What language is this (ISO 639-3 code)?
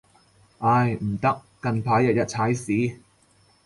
yue